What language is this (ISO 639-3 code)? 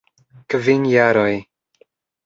epo